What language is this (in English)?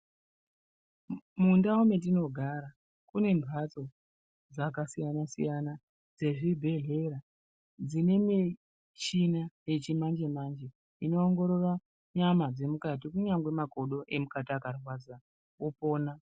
Ndau